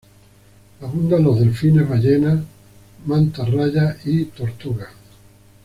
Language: Spanish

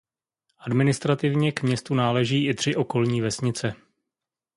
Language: Czech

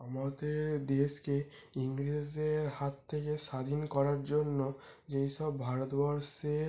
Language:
Bangla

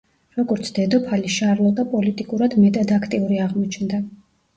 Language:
Georgian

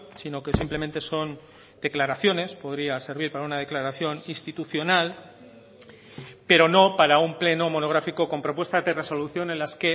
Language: Spanish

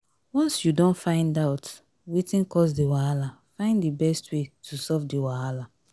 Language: Nigerian Pidgin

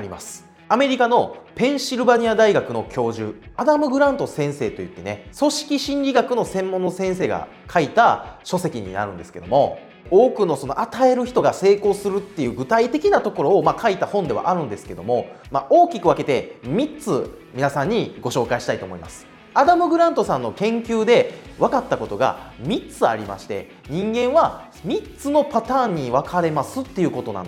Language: Japanese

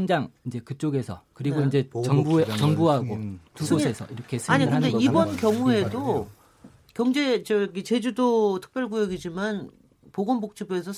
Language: Korean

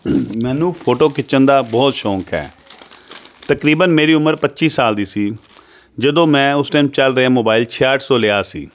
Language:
Punjabi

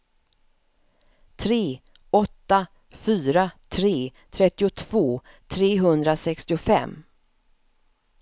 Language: Swedish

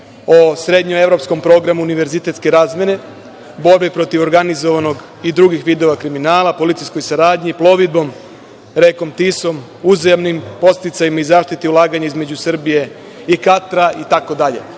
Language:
Serbian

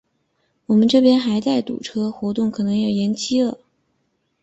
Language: Chinese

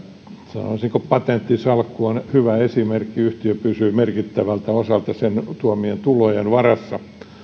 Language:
Finnish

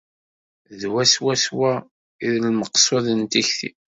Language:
Kabyle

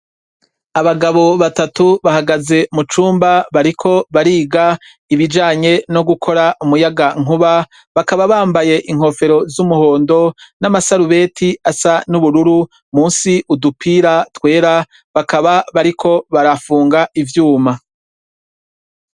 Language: Rundi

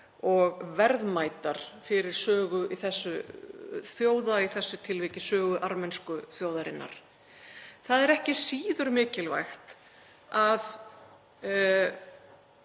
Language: Icelandic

